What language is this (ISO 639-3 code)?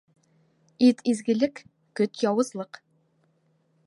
bak